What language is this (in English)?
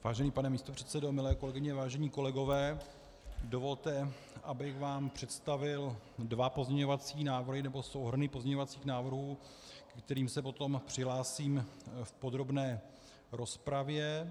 Czech